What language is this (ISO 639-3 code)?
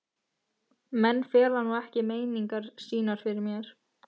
isl